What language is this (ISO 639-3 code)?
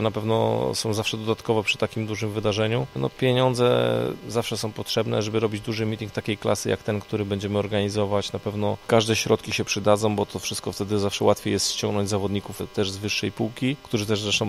pol